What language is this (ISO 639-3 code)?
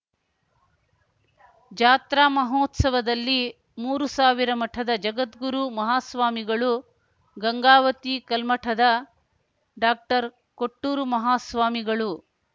kan